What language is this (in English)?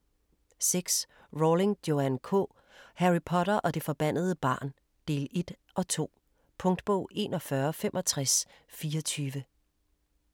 Danish